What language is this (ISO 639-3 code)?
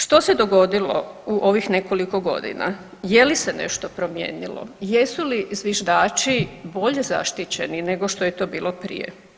hrv